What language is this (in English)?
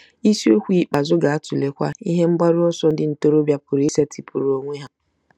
Igbo